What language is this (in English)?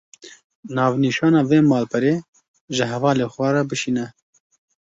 Kurdish